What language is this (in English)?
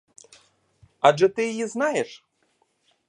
Ukrainian